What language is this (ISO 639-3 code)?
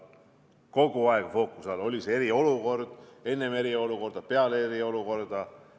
est